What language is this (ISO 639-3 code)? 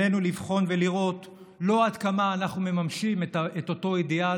heb